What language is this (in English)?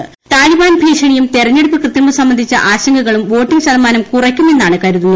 Malayalam